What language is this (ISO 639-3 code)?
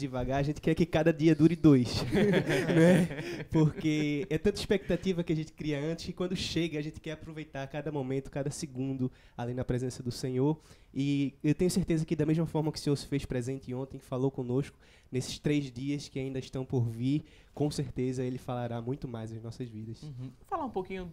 por